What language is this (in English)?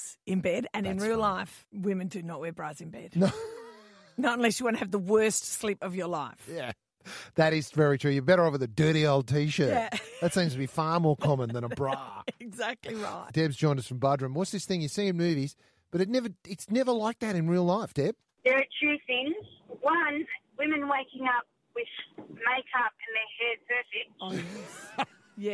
English